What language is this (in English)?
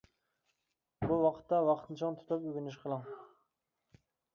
Uyghur